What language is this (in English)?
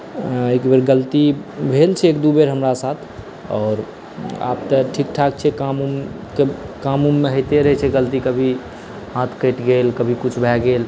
Maithili